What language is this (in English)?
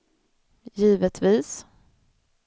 Swedish